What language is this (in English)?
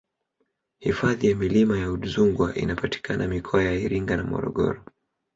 Swahili